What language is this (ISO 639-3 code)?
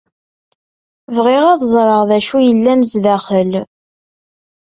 kab